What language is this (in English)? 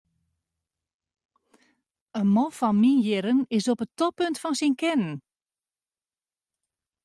Western Frisian